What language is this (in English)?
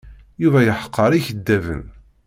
Kabyle